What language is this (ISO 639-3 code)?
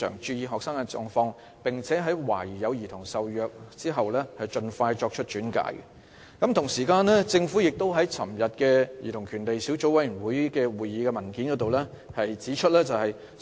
yue